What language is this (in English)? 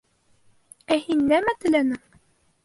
Bashkir